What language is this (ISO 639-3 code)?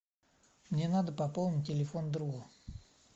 rus